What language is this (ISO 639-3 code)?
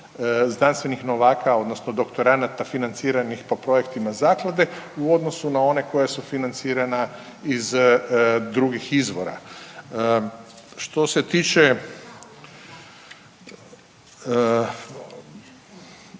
hrv